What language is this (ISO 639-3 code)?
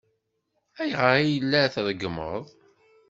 kab